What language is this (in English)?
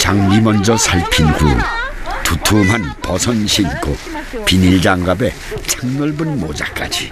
Korean